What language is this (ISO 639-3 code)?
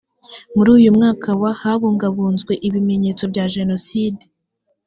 kin